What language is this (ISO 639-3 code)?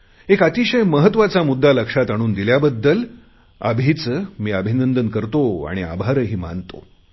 mar